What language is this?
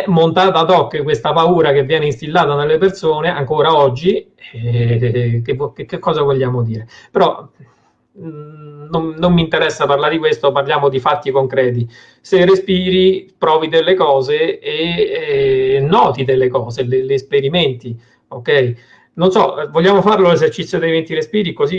Italian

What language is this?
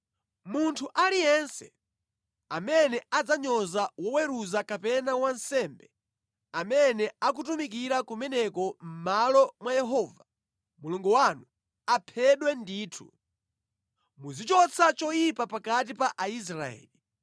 Nyanja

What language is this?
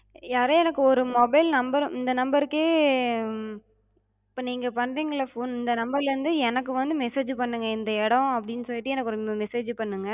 Tamil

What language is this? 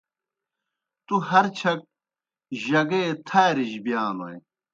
Kohistani Shina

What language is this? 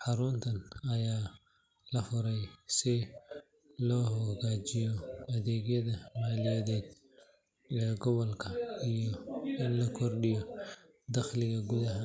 Somali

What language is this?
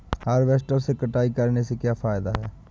Hindi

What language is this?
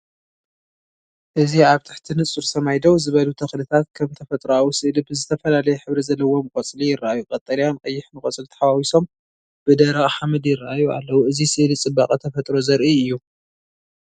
Tigrinya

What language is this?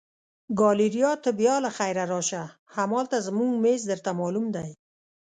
Pashto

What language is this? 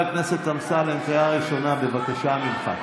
Hebrew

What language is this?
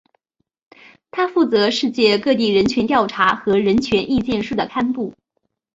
Chinese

